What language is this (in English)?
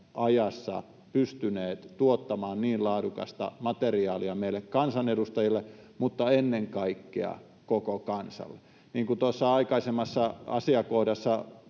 Finnish